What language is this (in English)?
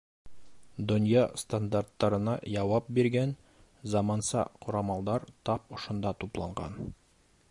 Bashkir